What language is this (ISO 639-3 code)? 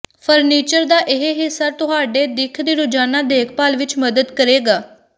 pan